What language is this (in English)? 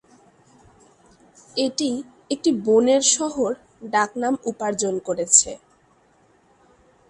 Bangla